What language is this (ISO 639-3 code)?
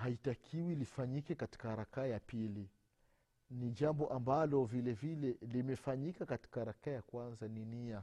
swa